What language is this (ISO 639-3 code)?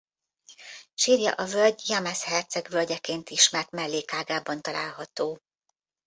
hun